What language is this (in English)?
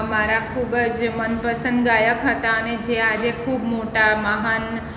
Gujarati